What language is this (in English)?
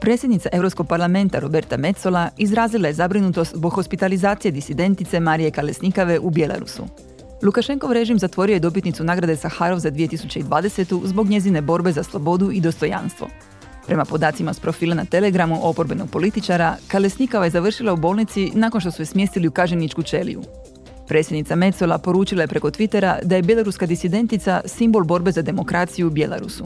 Croatian